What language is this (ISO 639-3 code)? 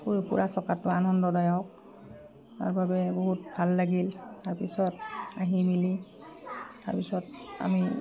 asm